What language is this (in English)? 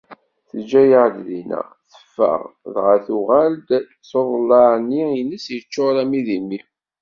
Kabyle